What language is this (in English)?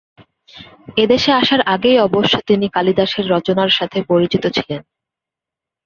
Bangla